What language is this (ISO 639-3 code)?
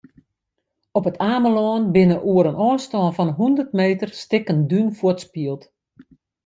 fry